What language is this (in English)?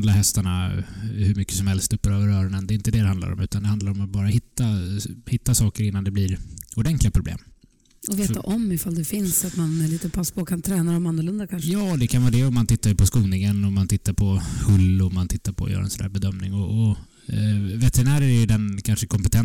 Swedish